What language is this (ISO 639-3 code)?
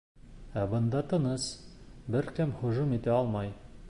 bak